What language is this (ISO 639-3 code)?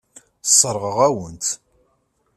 kab